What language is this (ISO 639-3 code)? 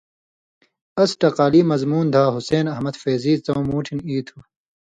mvy